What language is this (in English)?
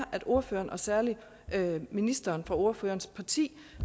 Danish